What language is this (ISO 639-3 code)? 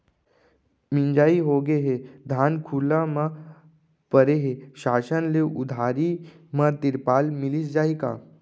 hne